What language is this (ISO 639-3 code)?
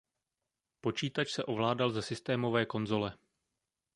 ces